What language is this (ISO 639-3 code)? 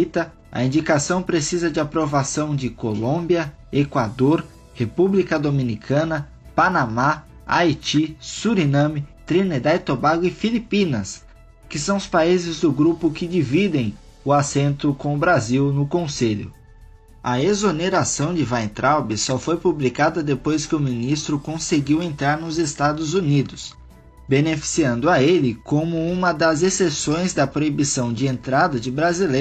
por